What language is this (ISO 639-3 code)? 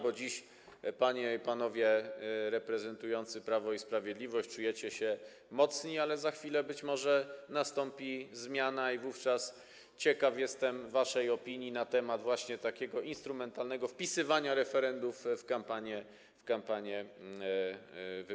pol